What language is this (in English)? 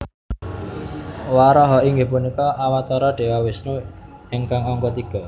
Javanese